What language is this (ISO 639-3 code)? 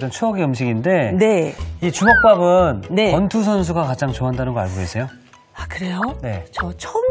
kor